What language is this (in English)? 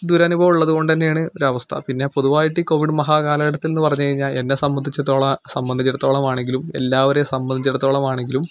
Malayalam